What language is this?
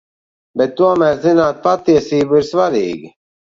Latvian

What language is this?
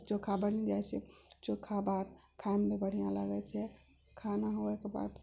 Maithili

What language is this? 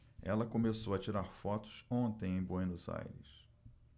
Portuguese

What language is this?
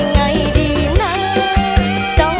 Thai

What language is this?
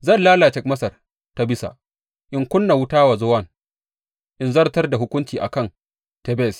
Hausa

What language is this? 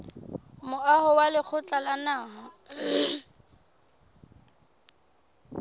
Southern Sotho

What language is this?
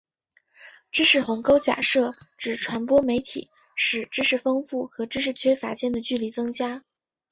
Chinese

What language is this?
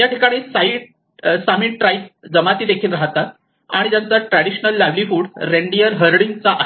Marathi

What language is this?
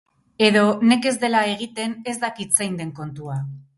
Basque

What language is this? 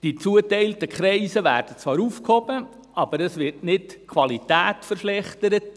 Swiss German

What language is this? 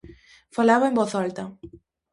Galician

